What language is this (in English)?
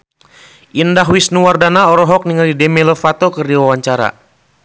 Sundanese